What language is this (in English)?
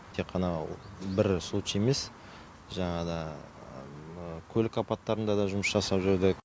Kazakh